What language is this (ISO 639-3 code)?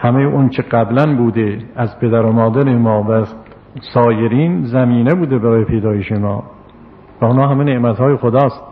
fas